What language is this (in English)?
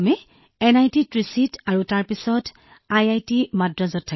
Assamese